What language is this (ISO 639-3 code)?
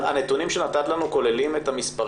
heb